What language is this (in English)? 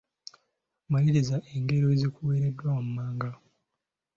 Ganda